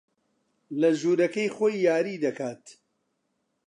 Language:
Central Kurdish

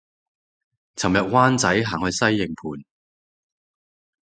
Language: Cantonese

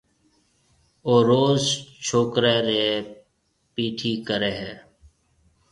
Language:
Marwari (Pakistan)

